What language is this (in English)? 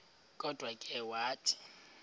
Xhosa